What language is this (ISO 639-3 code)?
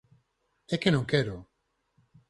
glg